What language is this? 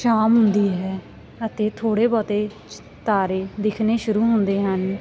Punjabi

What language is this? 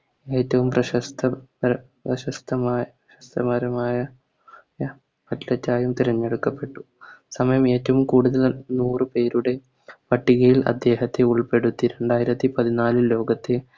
Malayalam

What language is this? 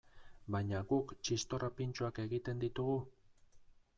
Basque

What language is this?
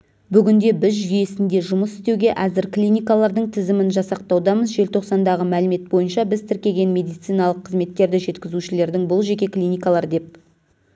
Kazakh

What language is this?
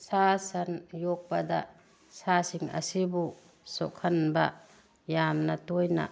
Manipuri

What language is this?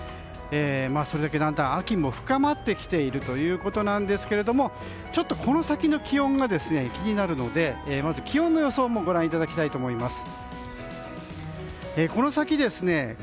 Japanese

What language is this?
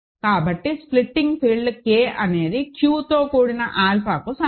Telugu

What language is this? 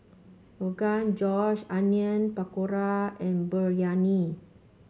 English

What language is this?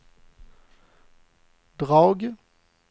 Swedish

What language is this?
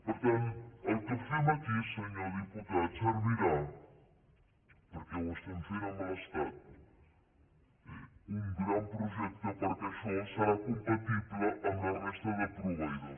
Catalan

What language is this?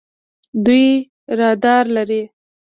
Pashto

